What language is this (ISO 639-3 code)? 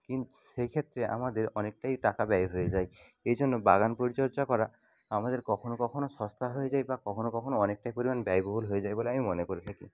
ben